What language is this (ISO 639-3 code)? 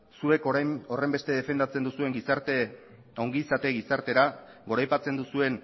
eus